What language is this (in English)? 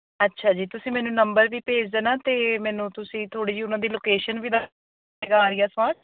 Punjabi